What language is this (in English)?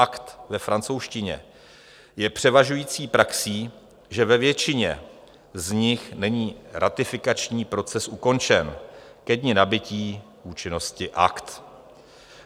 Czech